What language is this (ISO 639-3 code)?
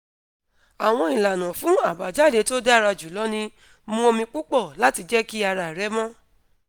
yor